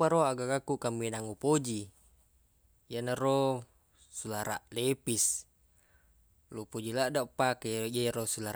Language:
Buginese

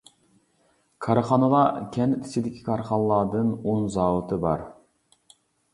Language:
Uyghur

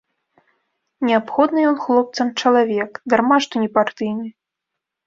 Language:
Belarusian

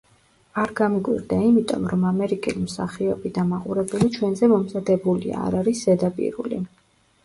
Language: Georgian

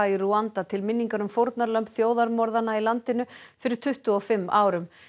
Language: Icelandic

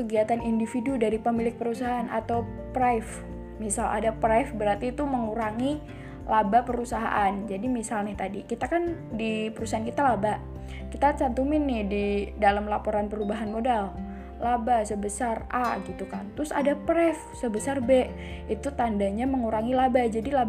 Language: Indonesian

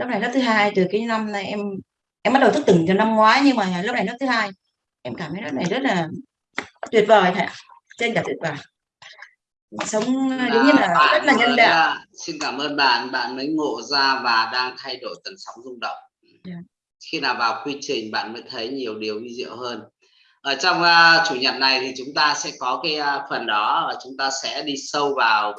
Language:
Vietnamese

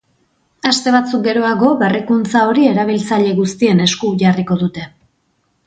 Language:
Basque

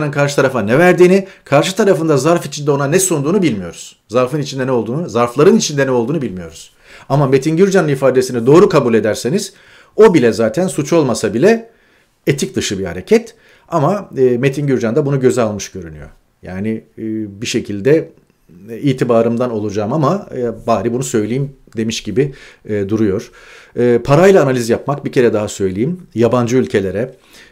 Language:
Turkish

